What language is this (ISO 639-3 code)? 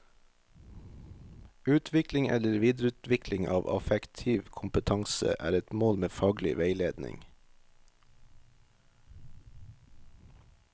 nor